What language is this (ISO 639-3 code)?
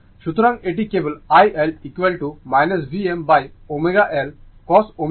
ben